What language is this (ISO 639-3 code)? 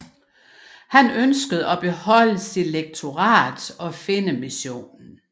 dan